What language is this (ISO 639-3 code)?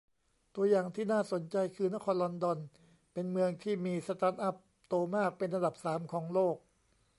tha